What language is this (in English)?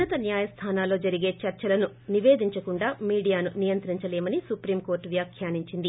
Telugu